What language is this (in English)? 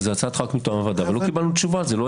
Hebrew